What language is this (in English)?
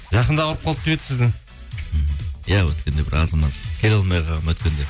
Kazakh